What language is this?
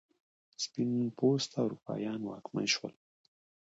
Pashto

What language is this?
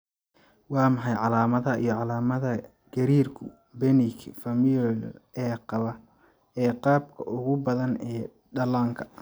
Somali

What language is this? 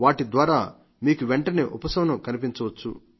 Telugu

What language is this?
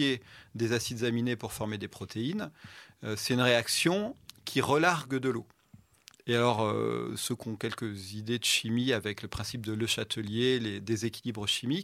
French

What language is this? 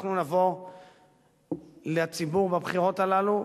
Hebrew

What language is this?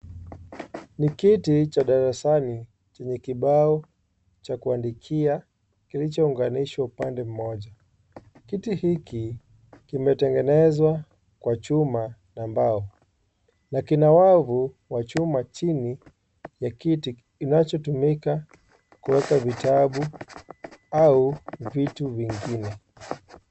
Swahili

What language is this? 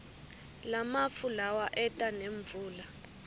Swati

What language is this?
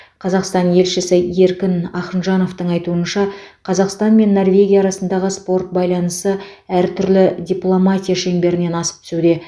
Kazakh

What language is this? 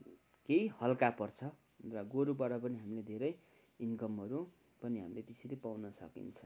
Nepali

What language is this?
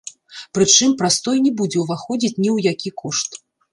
Belarusian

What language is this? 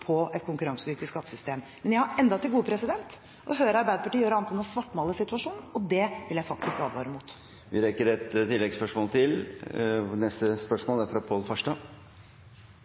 Norwegian Bokmål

